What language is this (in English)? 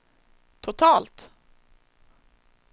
Swedish